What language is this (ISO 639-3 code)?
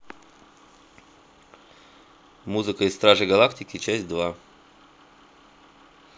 rus